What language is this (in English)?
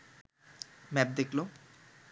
Bangla